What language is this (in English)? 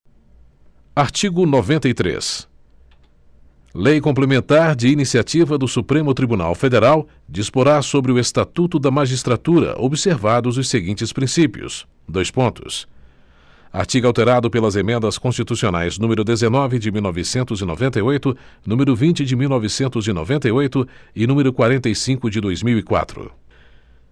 Portuguese